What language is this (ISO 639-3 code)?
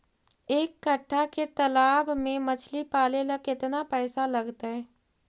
mag